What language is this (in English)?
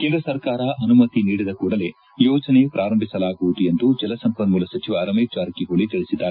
Kannada